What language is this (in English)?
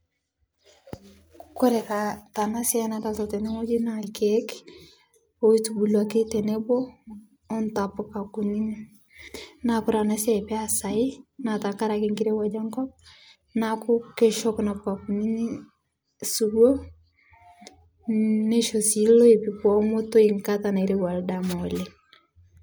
Masai